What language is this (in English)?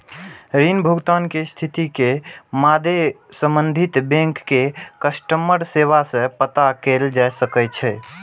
Maithili